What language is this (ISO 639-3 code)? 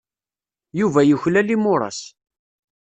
kab